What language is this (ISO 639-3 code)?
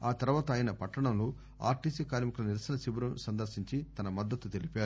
tel